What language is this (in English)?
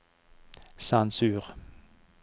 Norwegian